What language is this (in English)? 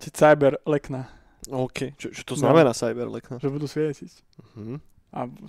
Slovak